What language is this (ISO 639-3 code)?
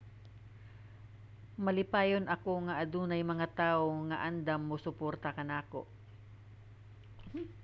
ceb